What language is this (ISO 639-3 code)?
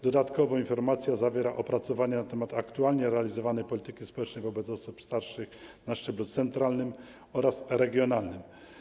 pol